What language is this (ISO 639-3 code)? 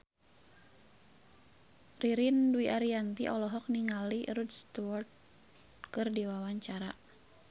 sun